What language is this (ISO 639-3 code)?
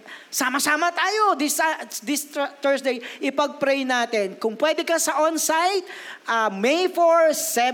fil